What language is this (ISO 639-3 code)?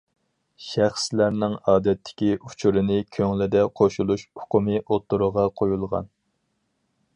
uig